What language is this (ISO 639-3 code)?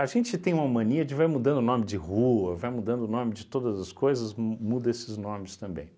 por